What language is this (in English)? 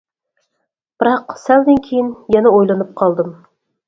Uyghur